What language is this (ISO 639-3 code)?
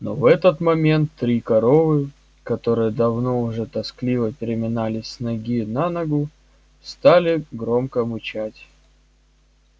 rus